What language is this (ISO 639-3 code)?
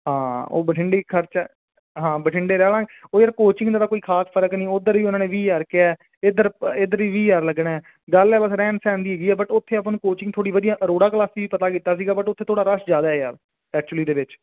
pan